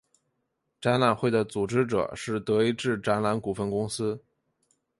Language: Chinese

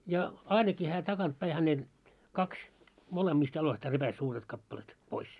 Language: Finnish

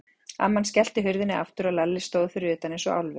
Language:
Icelandic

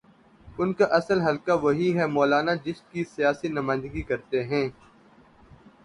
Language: Urdu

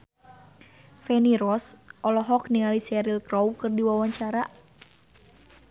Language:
Sundanese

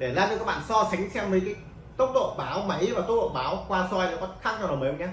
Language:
Vietnamese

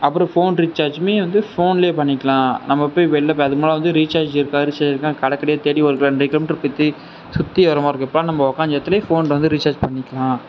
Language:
Tamil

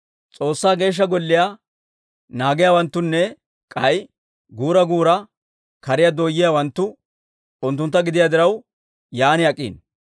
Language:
Dawro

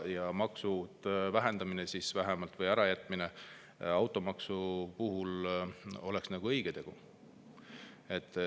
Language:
Estonian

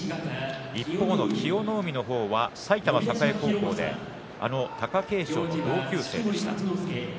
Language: Japanese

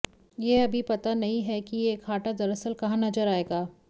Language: Hindi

